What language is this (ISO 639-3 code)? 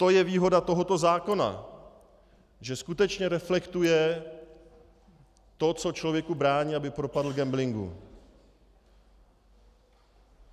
ces